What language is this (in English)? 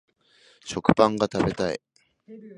Japanese